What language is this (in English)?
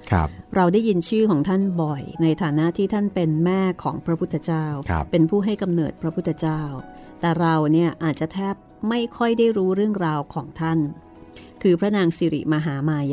Thai